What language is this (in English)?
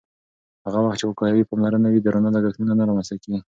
Pashto